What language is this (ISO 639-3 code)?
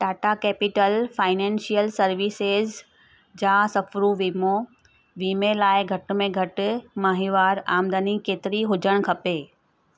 snd